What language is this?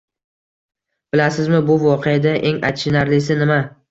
Uzbek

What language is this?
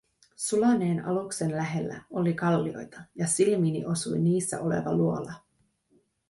Finnish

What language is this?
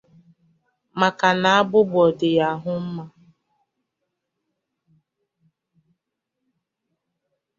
Igbo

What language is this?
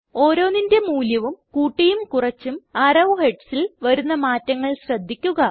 Malayalam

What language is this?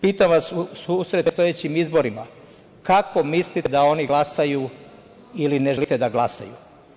Serbian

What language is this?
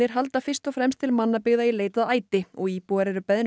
Icelandic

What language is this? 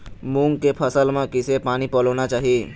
Chhattisgarhi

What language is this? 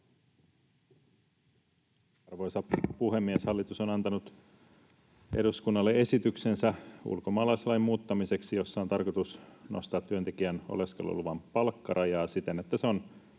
Finnish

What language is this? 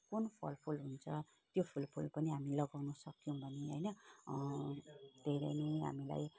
Nepali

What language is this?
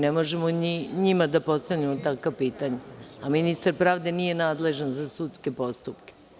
Serbian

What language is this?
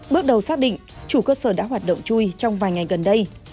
Vietnamese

